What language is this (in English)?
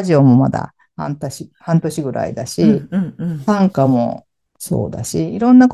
Japanese